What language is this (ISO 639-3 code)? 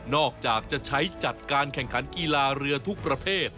tha